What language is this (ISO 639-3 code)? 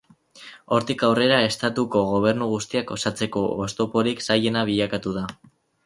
eus